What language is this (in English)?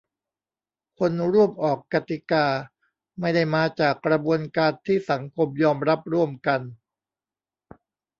Thai